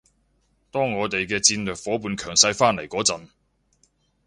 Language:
Cantonese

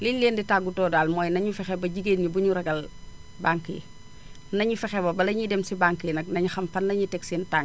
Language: Wolof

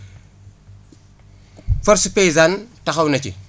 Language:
Wolof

